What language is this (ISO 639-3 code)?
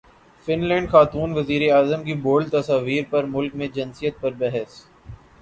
urd